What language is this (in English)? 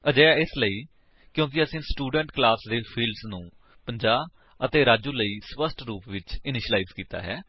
Punjabi